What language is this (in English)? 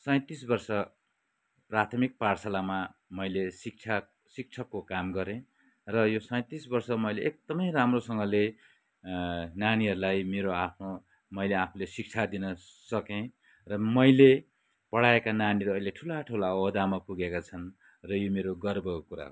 Nepali